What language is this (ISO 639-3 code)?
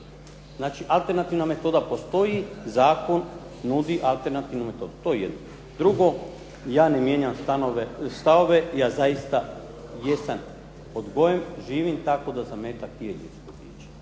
hrv